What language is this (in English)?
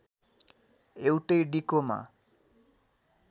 Nepali